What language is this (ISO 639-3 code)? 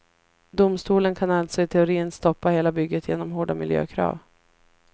swe